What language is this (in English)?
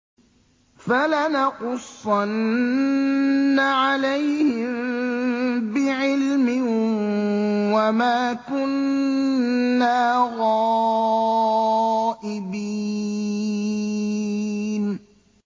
Arabic